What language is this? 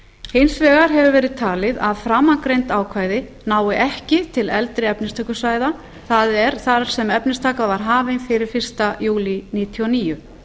Icelandic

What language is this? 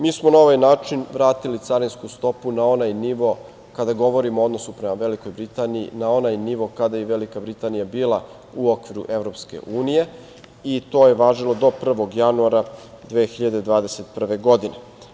Serbian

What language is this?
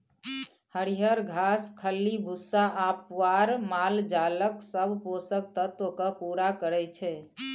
Maithili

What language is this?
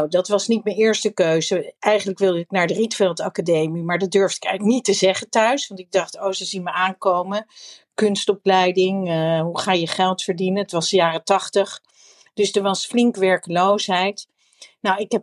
Dutch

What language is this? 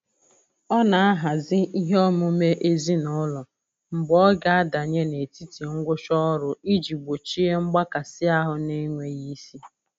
Igbo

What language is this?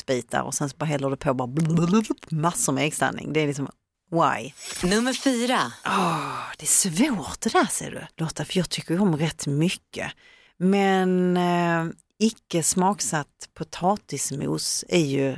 Swedish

